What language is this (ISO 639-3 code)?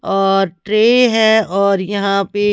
hin